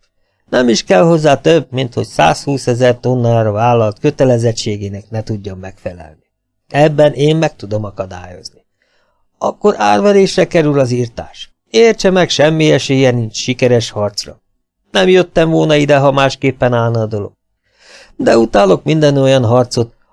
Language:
Hungarian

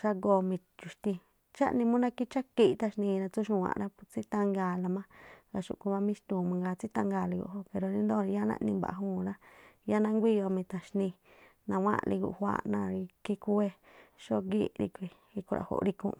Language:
Tlacoapa Me'phaa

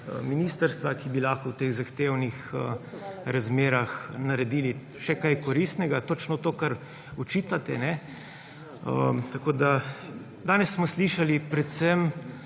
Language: Slovenian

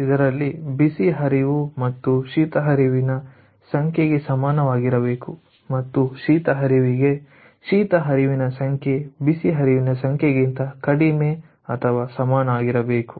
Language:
Kannada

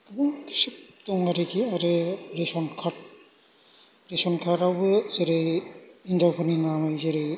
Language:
Bodo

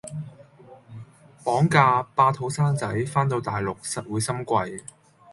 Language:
Cantonese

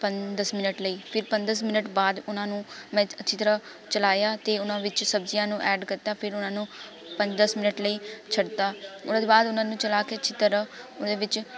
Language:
Punjabi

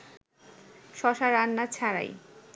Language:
Bangla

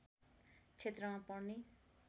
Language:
Nepali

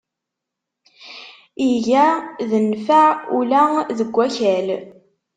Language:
Kabyle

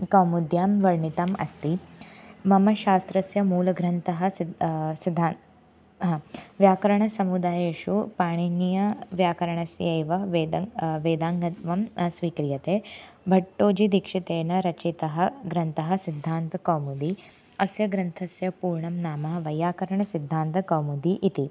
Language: Sanskrit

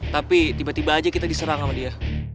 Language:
Indonesian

